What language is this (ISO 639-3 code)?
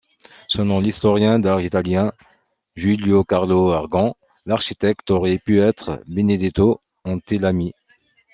fra